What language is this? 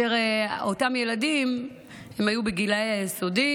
Hebrew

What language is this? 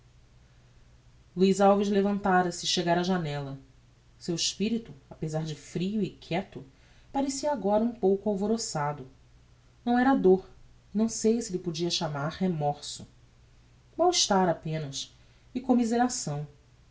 Portuguese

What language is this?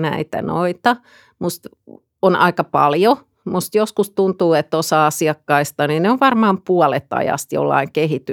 Finnish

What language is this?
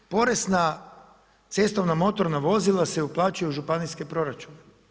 Croatian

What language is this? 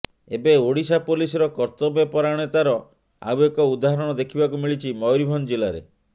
Odia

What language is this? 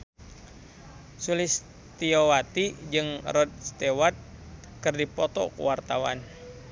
Sundanese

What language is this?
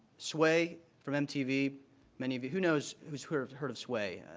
English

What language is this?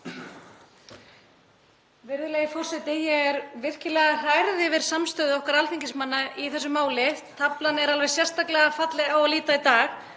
Icelandic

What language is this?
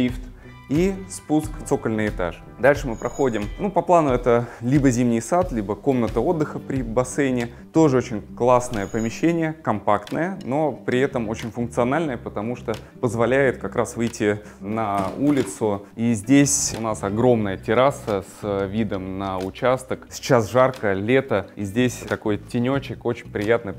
Russian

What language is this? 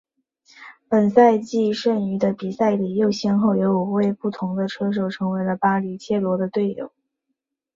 Chinese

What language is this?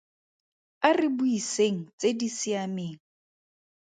Tswana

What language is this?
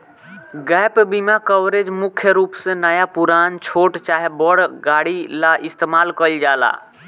Bhojpuri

